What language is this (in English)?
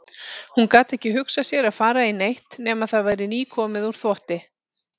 Icelandic